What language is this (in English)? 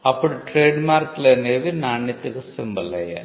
Telugu